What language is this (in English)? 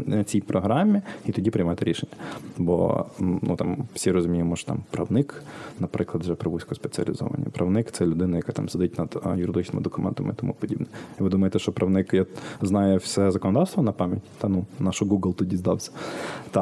Ukrainian